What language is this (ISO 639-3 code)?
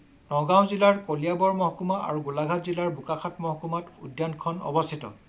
asm